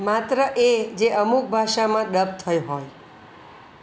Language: Gujarati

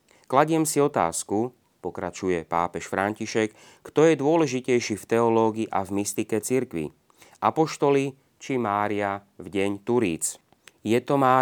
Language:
Slovak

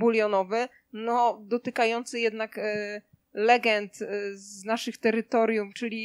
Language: Polish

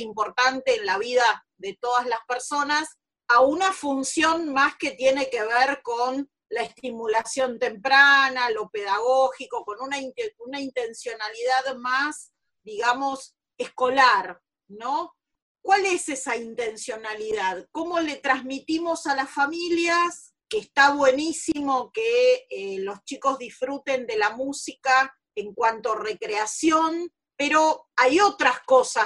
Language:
Spanish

